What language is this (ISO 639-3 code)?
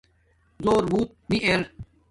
dmk